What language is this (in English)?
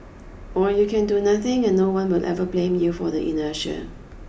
English